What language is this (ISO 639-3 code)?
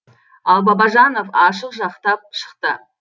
kaz